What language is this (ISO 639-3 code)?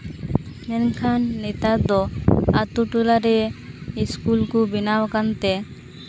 sat